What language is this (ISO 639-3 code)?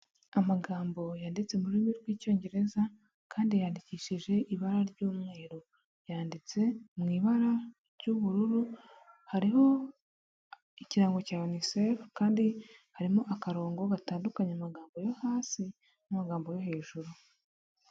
kin